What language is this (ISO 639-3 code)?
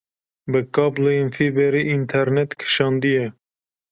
kur